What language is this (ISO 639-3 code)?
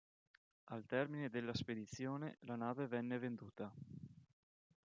ita